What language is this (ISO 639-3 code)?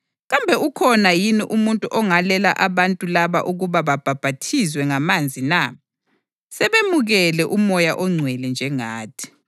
nde